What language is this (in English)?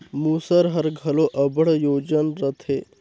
Chhattisgarhi